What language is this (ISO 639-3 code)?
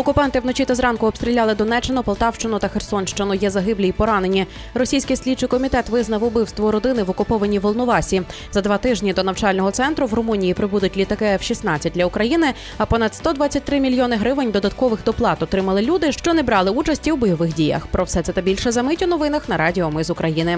ukr